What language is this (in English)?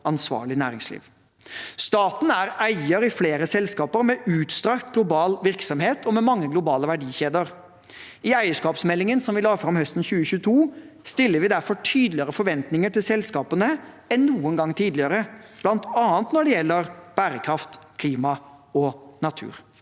Norwegian